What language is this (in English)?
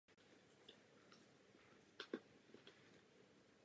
Czech